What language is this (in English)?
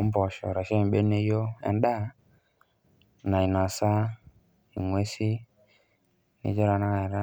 Masai